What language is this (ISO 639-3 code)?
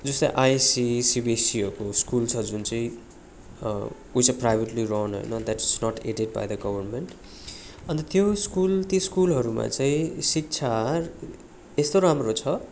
nep